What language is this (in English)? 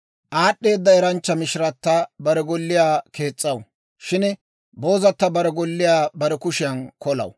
Dawro